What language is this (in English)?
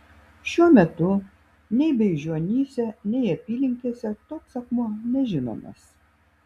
Lithuanian